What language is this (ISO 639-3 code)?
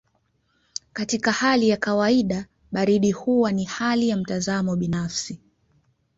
swa